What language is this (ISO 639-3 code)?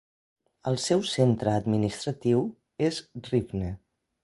cat